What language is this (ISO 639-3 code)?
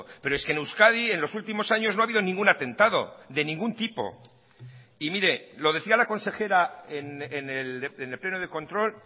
spa